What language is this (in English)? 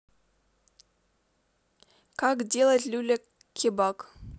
Russian